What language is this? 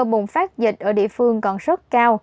Vietnamese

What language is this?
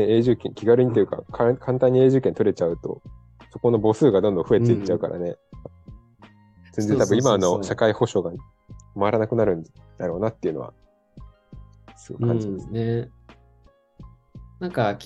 Japanese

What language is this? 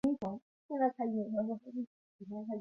Chinese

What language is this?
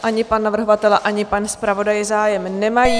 Czech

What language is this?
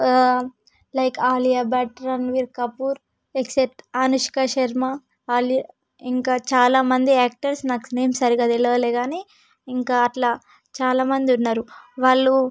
Telugu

